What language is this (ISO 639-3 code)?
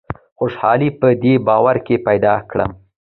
pus